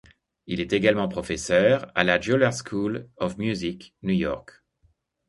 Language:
French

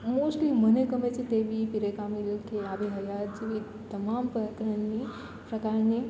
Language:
Gujarati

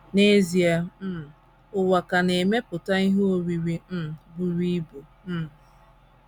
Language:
Igbo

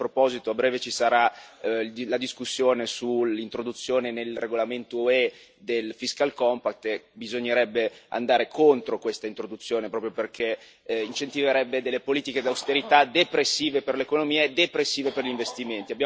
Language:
Italian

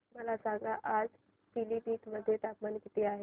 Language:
Marathi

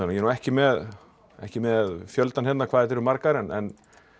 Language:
Icelandic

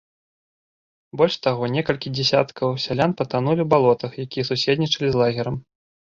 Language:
Belarusian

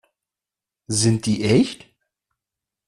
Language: German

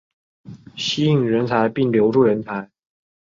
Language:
Chinese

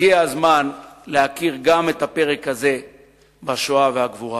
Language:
Hebrew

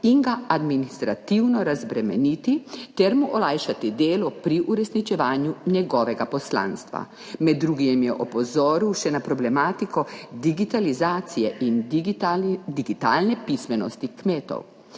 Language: Slovenian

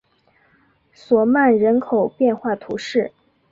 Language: Chinese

